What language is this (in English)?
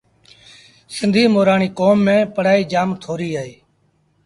Sindhi Bhil